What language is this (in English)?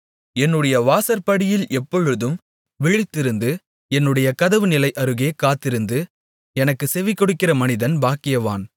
Tamil